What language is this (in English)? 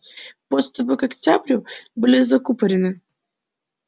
Russian